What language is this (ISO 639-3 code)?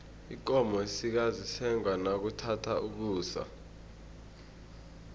nbl